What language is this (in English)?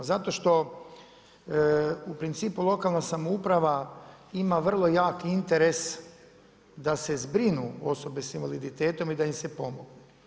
Croatian